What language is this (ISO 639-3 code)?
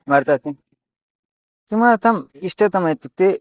san